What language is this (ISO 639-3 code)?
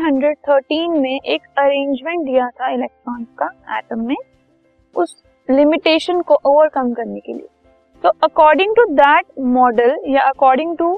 hin